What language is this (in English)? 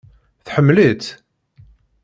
Kabyle